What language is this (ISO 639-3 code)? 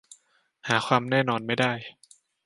tha